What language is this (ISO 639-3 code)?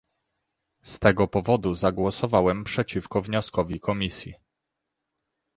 pol